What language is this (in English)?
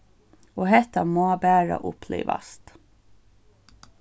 Faroese